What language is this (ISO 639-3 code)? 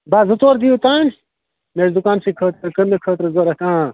kas